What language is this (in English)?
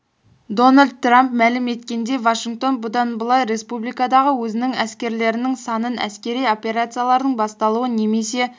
Kazakh